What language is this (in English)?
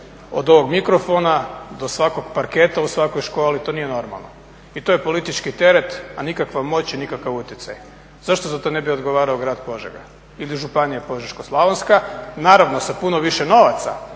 Croatian